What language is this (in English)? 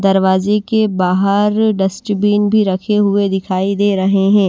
Hindi